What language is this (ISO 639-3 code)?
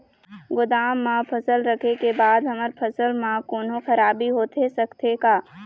hne